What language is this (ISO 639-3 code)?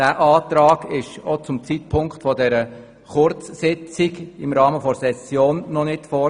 gsw